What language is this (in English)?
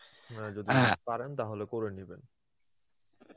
Bangla